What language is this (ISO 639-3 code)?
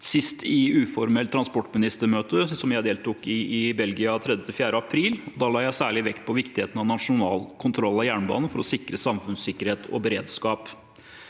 nor